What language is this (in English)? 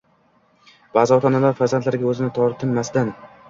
Uzbek